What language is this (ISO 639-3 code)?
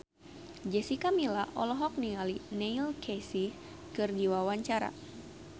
sun